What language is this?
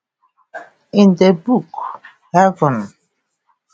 Igbo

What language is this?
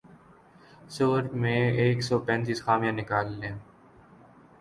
Urdu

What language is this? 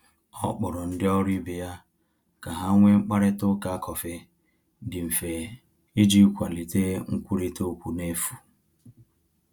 Igbo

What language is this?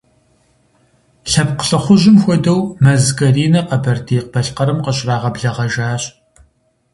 Kabardian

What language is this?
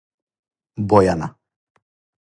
Serbian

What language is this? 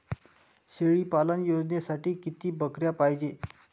Marathi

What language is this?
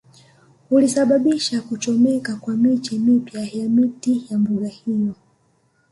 Swahili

